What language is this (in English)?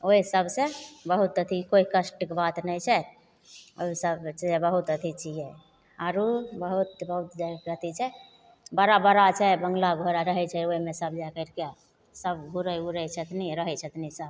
Maithili